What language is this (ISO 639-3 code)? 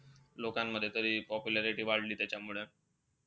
mar